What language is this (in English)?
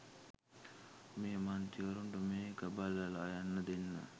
Sinhala